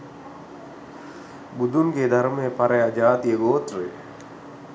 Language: Sinhala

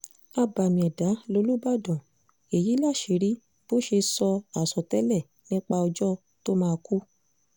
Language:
Yoruba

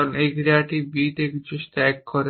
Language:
Bangla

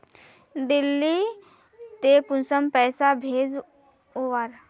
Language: Magahi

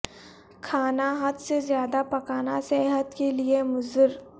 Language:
Urdu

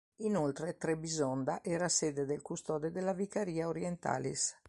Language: Italian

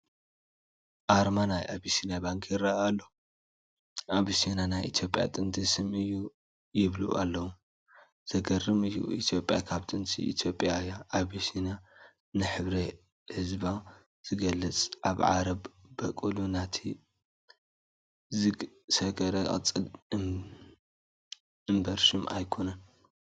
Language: Tigrinya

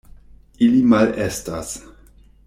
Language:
Esperanto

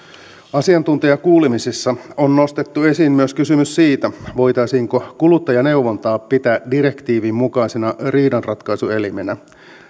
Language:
Finnish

